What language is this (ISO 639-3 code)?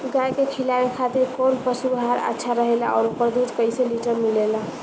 bho